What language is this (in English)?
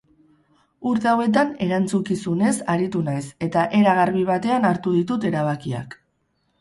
Basque